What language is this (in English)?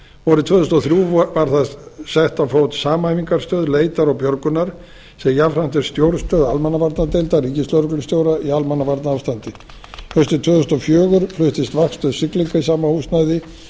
Icelandic